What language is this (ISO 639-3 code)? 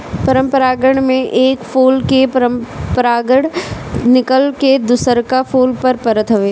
bho